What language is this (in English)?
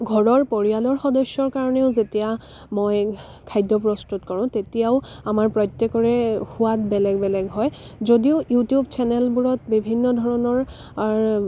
Assamese